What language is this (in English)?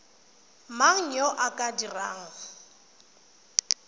Tswana